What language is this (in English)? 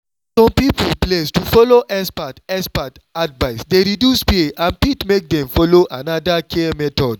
Nigerian Pidgin